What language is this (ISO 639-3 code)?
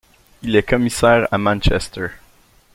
fra